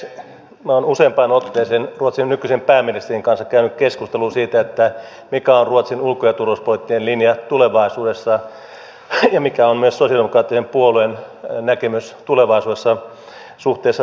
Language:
Finnish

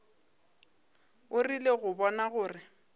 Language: Northern Sotho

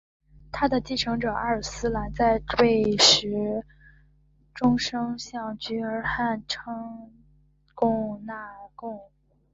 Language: Chinese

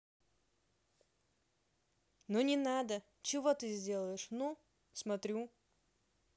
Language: Russian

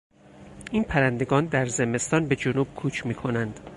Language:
Persian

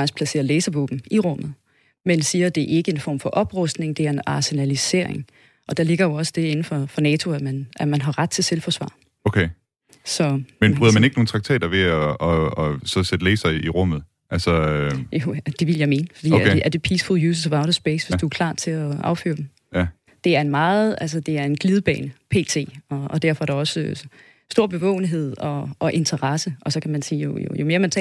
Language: Danish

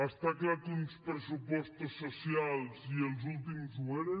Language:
Catalan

